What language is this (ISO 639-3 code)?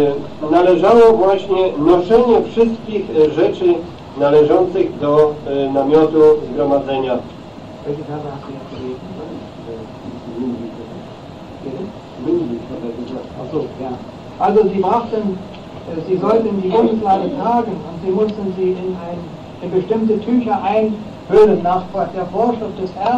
pol